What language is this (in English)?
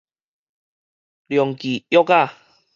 Min Nan Chinese